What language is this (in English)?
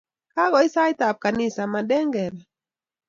Kalenjin